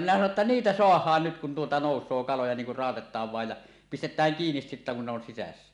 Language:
Finnish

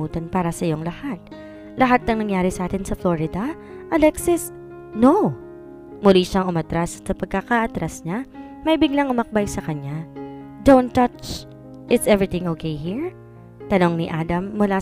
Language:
Filipino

